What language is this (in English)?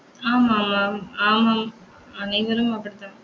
Tamil